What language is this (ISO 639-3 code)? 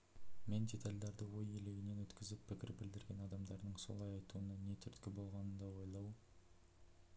kaz